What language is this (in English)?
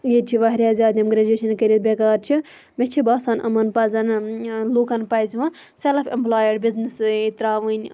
Kashmiri